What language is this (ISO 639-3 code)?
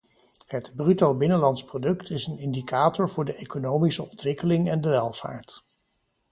nld